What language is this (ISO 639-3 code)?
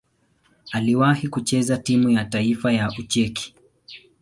swa